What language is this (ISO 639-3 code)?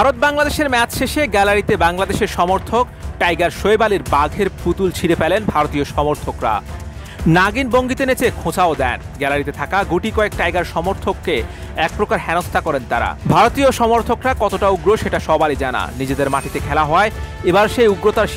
ara